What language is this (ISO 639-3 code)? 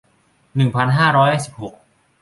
tha